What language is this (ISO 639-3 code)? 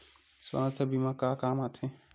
hne